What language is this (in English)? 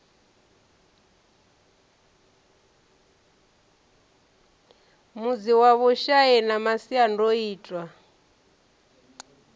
Venda